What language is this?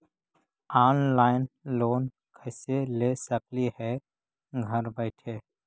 Magahi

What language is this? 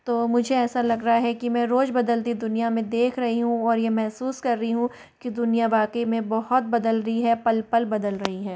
Hindi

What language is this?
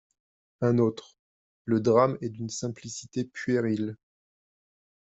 French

